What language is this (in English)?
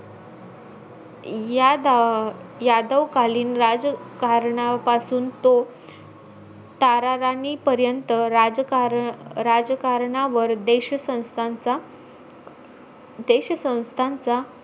Marathi